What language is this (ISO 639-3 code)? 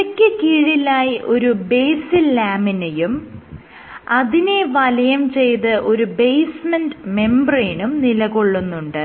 mal